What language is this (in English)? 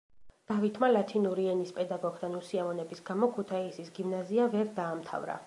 Georgian